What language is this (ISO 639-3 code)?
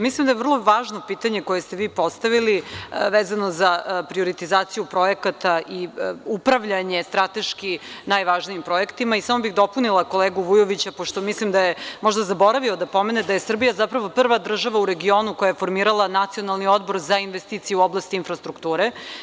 srp